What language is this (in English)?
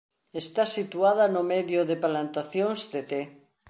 Galician